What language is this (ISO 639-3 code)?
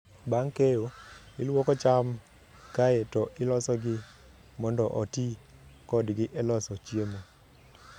luo